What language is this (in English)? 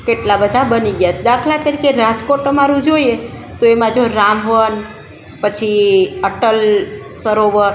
Gujarati